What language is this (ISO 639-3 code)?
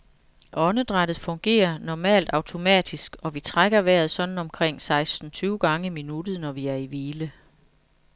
dan